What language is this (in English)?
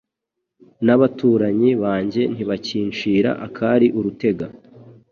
Kinyarwanda